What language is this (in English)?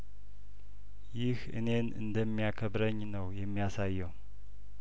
Amharic